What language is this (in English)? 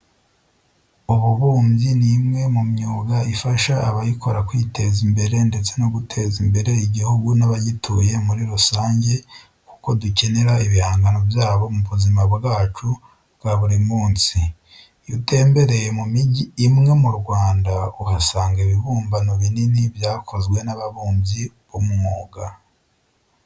Kinyarwanda